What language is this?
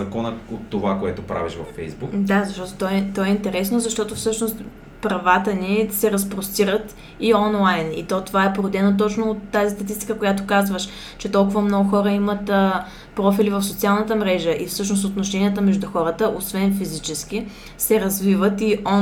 Bulgarian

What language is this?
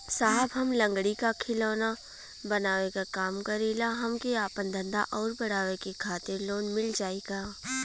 Bhojpuri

